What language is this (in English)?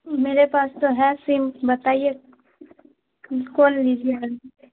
Urdu